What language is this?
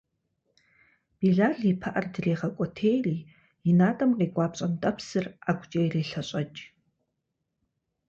Kabardian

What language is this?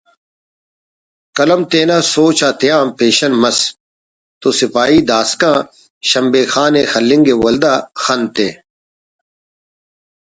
Brahui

